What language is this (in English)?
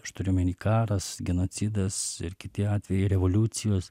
Lithuanian